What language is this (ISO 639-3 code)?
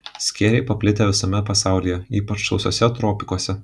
lit